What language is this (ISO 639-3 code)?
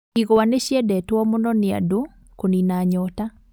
kik